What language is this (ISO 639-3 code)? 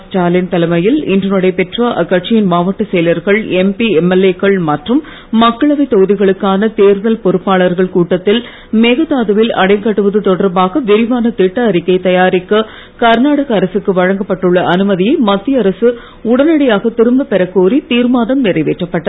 tam